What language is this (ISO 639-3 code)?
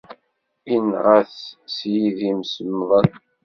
kab